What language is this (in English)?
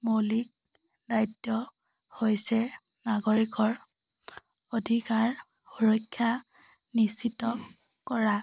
Assamese